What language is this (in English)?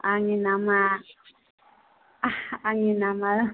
Bodo